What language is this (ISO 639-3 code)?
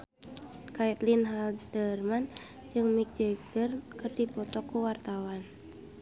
sun